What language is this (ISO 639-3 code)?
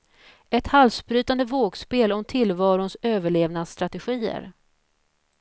swe